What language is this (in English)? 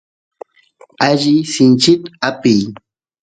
Santiago del Estero Quichua